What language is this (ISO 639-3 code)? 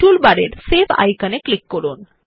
ben